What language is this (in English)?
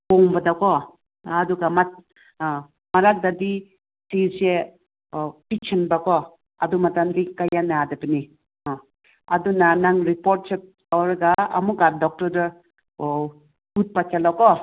Manipuri